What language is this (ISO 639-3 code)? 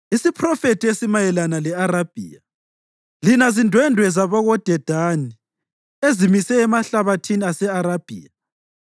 nde